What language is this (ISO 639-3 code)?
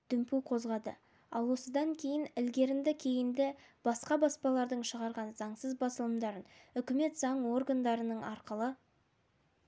kaz